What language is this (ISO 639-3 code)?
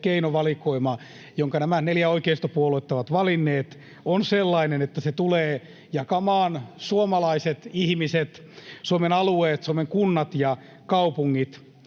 fin